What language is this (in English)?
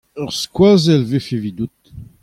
Breton